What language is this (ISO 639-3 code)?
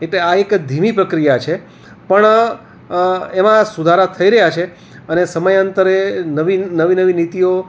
guj